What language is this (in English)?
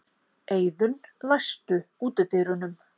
Icelandic